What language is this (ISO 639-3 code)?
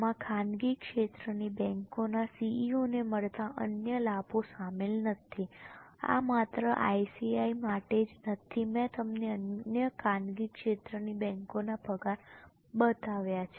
guj